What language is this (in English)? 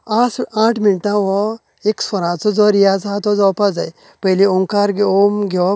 Konkani